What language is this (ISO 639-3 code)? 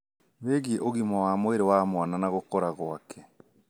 kik